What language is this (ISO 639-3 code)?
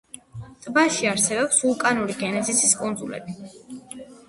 kat